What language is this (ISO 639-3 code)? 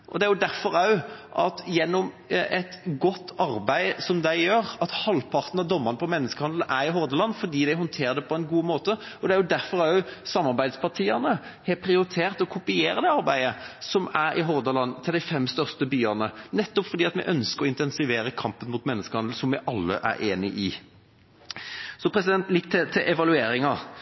nob